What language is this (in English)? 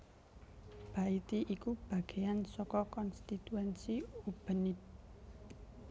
Javanese